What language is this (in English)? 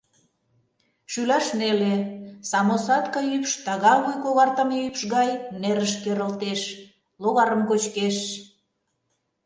Mari